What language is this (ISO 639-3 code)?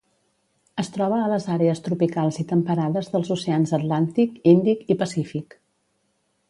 cat